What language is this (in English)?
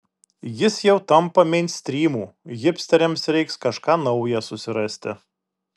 Lithuanian